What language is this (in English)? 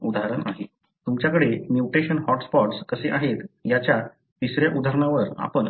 Marathi